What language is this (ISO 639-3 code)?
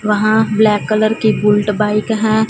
hin